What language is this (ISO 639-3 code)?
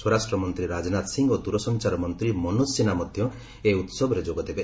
ori